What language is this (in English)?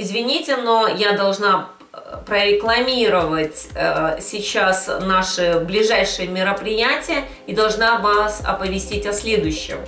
Russian